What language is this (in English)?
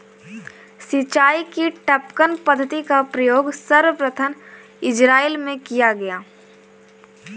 Hindi